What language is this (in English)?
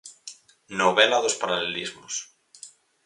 Galician